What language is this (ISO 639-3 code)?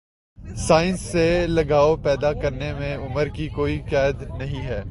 urd